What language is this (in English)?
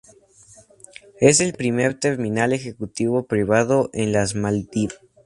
Spanish